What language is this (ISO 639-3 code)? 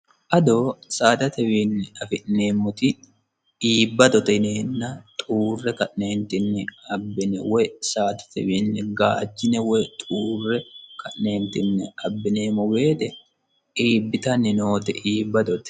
sid